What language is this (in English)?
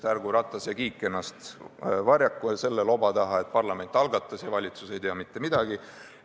Estonian